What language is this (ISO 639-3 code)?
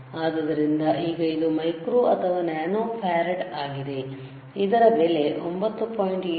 kan